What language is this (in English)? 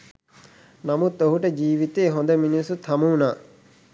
Sinhala